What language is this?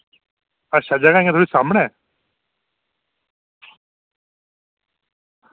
Dogri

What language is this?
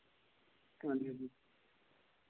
Dogri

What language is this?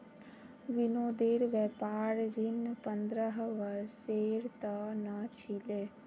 Magahi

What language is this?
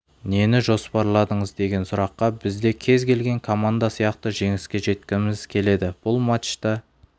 Kazakh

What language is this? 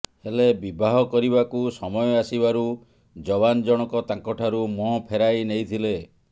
Odia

